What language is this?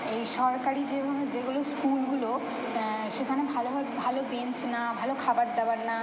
Bangla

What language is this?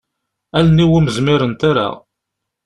Kabyle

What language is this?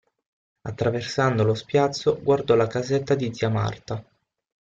Italian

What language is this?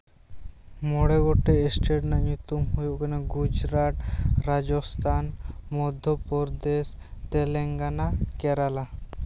Santali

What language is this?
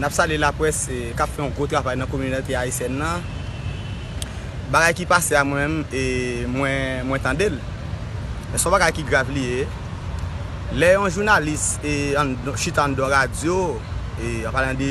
French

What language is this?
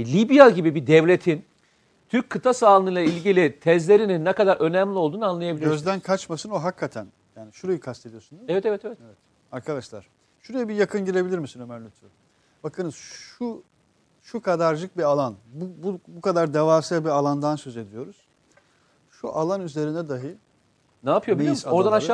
Turkish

